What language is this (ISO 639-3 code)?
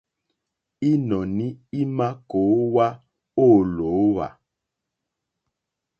bri